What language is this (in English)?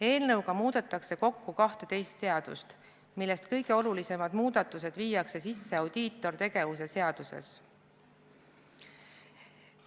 Estonian